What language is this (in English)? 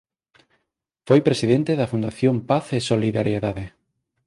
Galician